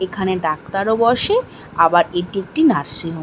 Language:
Bangla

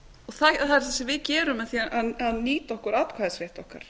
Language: Icelandic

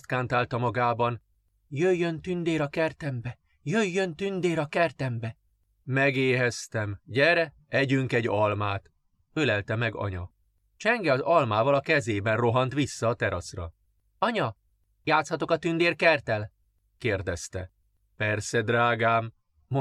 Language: Hungarian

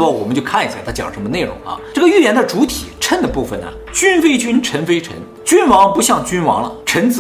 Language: Chinese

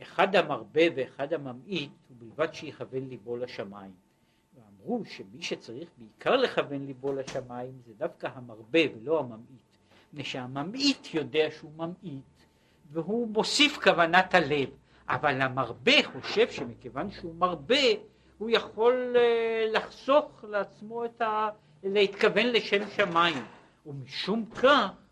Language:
Hebrew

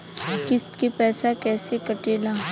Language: Bhojpuri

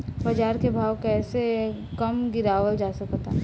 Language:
Bhojpuri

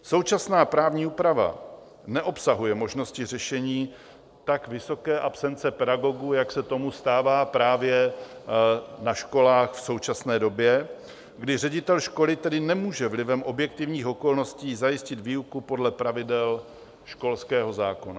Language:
Czech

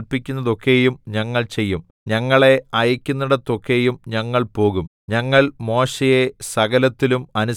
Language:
Malayalam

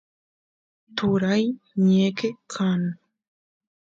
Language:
Santiago del Estero Quichua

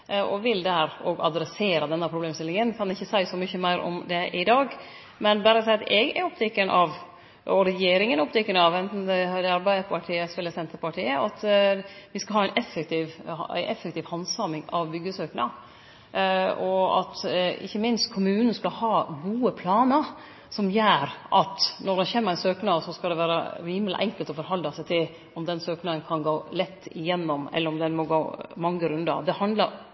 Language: Norwegian Nynorsk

